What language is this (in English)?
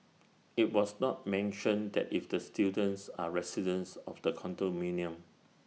English